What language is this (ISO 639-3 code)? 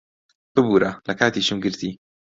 ckb